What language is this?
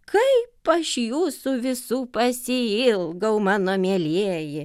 Lithuanian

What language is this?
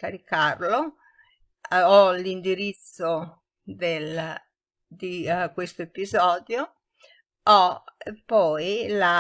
Italian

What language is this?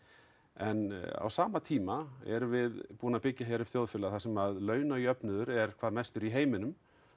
Icelandic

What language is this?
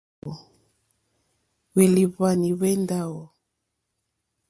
Mokpwe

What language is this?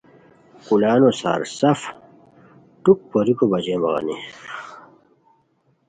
Khowar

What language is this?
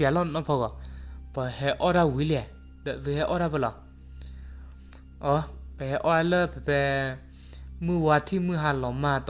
Thai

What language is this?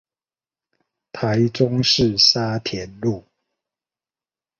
Chinese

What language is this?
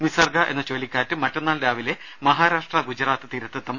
Malayalam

